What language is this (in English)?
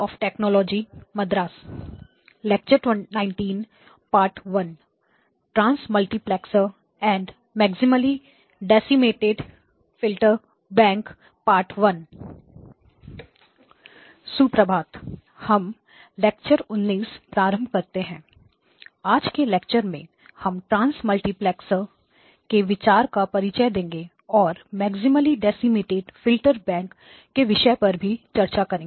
Hindi